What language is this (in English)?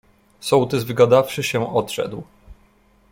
Polish